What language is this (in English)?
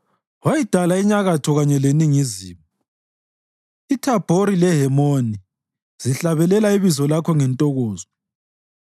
North Ndebele